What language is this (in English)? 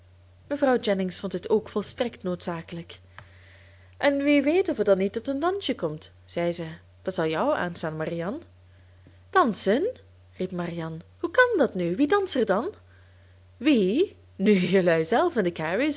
Dutch